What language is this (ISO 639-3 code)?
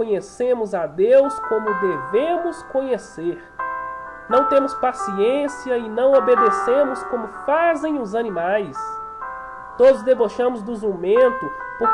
por